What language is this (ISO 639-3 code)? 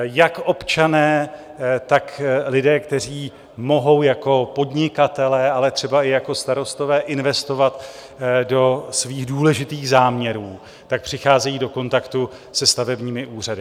ces